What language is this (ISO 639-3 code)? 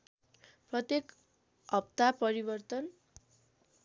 nep